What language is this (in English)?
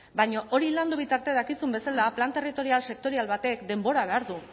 Basque